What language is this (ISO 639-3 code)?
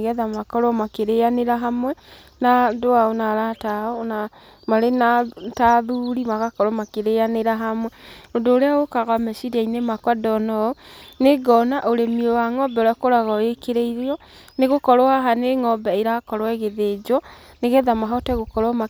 kik